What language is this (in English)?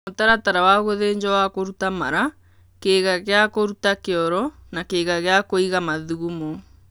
Kikuyu